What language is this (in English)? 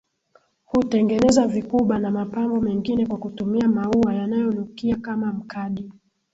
Swahili